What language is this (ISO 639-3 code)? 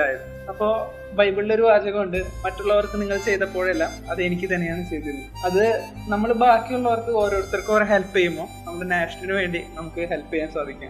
mal